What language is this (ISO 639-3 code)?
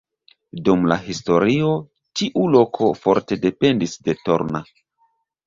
epo